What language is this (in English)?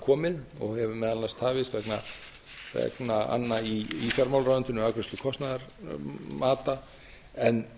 Icelandic